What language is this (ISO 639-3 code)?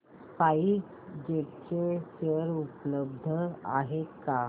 mar